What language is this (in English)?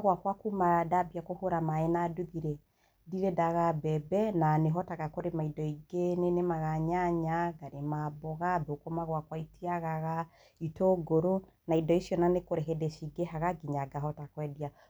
Kikuyu